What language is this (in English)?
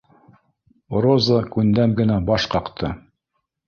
Bashkir